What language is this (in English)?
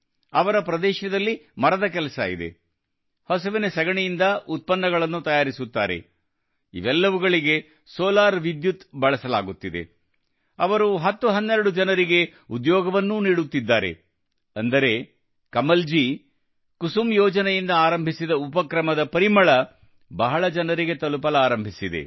Kannada